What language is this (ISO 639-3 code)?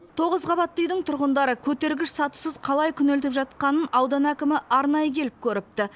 kaz